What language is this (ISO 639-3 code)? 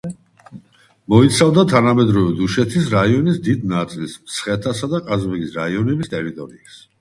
kat